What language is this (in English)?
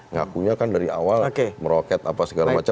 Indonesian